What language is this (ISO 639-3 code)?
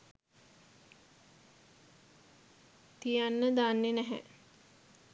sin